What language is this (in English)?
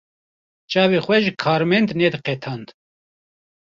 Kurdish